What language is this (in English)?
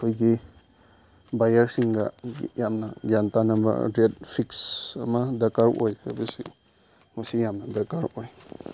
Manipuri